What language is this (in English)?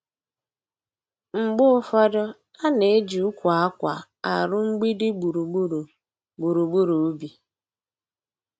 Igbo